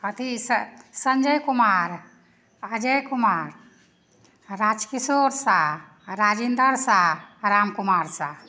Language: Maithili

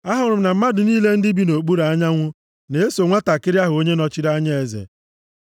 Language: Igbo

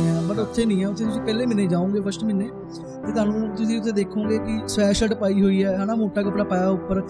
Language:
Punjabi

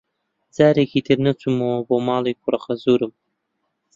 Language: Central Kurdish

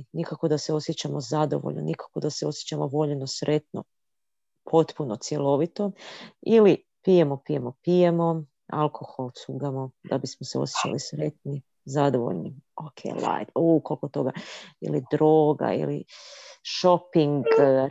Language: Croatian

